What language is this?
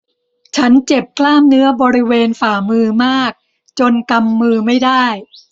Thai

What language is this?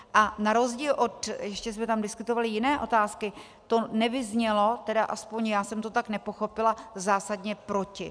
Czech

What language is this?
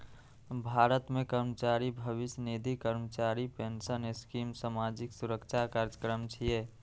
Maithili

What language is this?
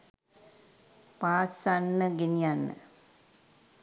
Sinhala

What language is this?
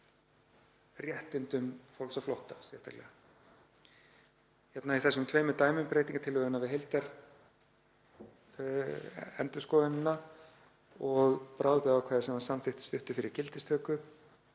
Icelandic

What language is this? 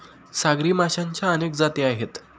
Marathi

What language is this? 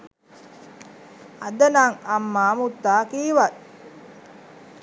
Sinhala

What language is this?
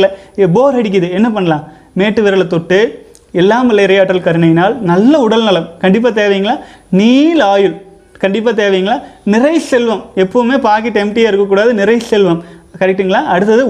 Tamil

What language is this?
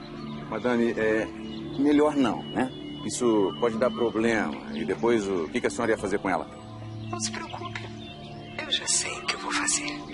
Portuguese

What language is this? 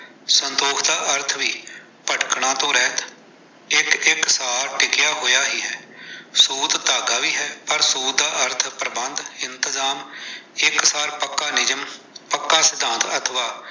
Punjabi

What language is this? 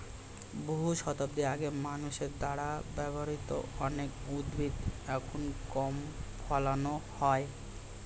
Bangla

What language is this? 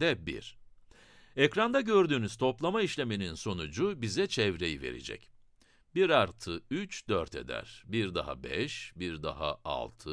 Turkish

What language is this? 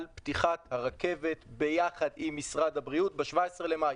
Hebrew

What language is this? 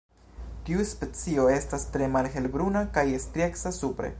Esperanto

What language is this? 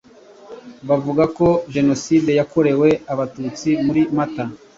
Kinyarwanda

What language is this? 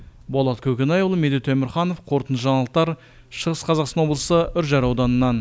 Kazakh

